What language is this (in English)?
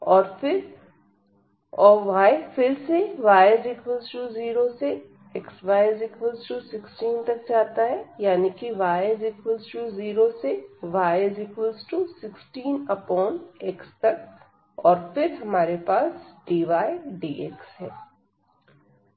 Hindi